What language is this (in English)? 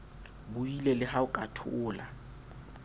Southern Sotho